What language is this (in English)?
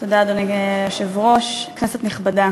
Hebrew